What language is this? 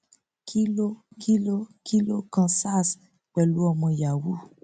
Yoruba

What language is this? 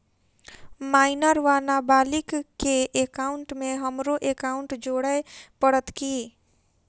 Maithili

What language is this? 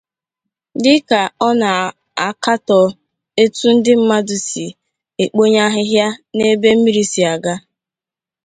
Igbo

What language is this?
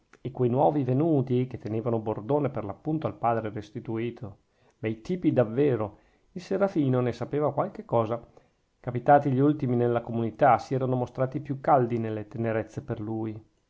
Italian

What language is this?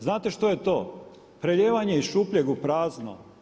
Croatian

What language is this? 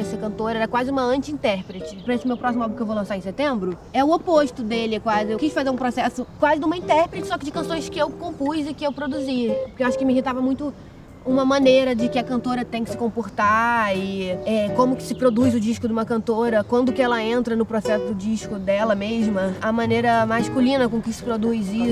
Portuguese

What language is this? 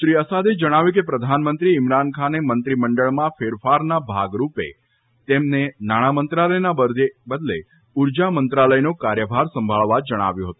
Gujarati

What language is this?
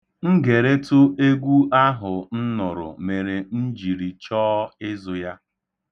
Igbo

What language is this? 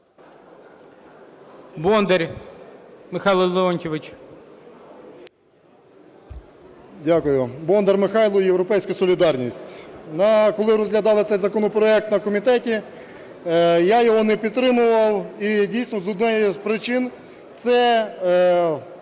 Ukrainian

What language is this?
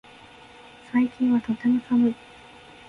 Japanese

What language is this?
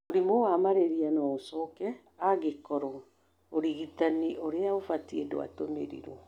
Kikuyu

